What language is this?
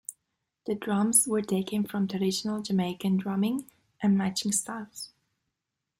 English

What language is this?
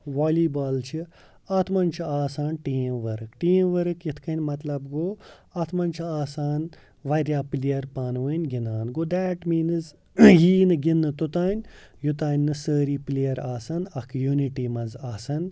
Kashmiri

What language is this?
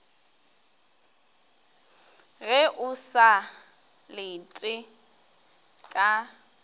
Northern Sotho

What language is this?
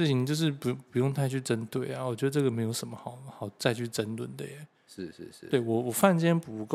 Chinese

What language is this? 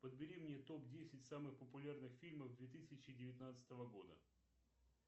Russian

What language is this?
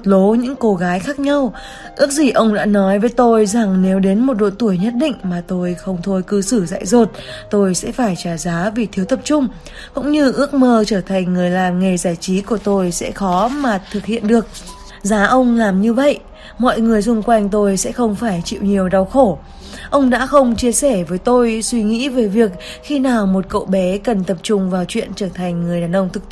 Vietnamese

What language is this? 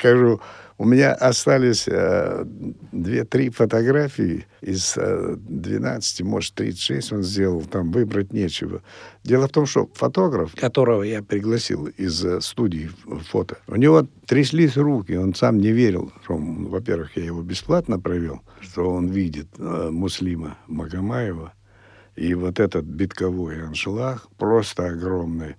Russian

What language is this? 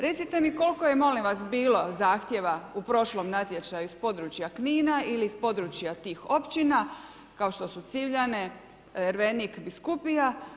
Croatian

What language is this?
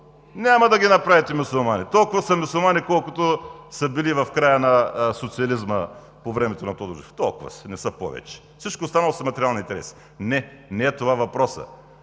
Bulgarian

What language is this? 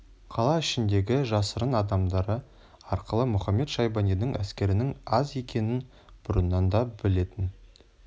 Kazakh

